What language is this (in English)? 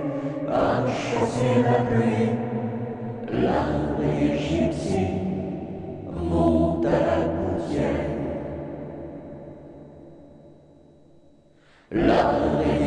Czech